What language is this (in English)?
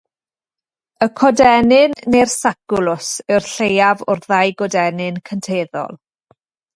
Welsh